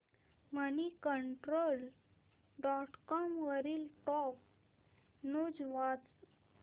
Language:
Marathi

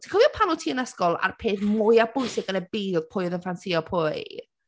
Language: Welsh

